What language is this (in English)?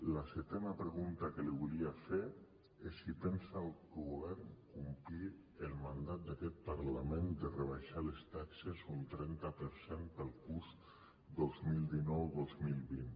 Catalan